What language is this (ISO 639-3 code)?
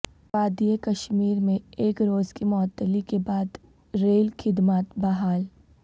urd